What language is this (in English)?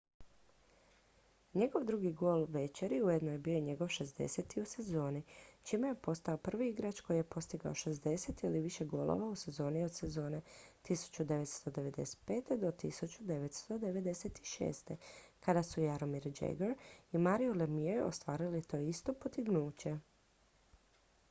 Croatian